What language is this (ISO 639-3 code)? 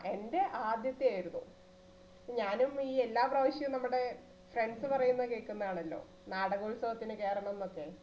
mal